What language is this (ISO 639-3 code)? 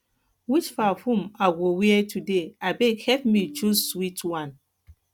pcm